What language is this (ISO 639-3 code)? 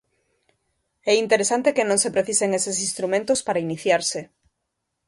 glg